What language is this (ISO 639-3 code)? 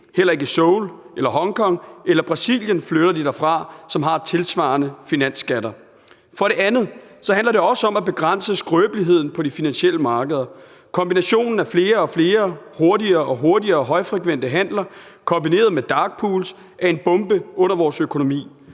dan